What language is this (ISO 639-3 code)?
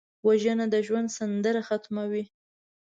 pus